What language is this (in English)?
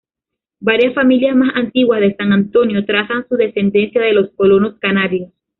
Spanish